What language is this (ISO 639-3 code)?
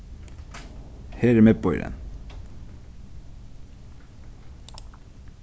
fao